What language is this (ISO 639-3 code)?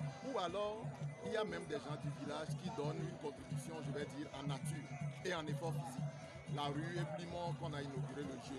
fra